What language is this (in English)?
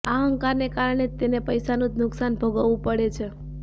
Gujarati